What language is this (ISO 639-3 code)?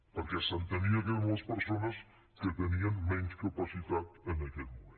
cat